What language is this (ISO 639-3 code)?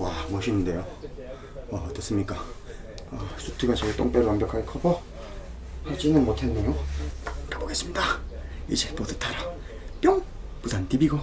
kor